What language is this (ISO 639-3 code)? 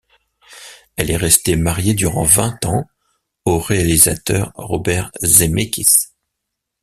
fra